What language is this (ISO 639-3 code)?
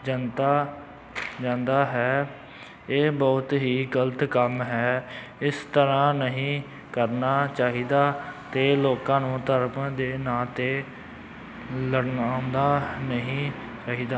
pan